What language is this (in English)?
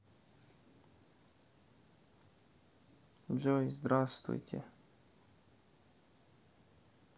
Russian